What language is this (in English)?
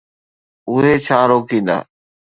Sindhi